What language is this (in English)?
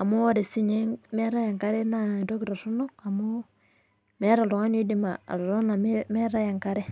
Masai